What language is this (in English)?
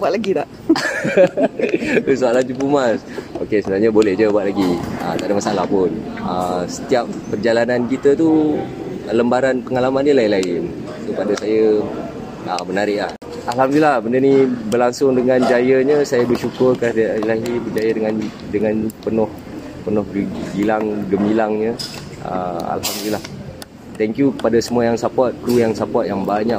Malay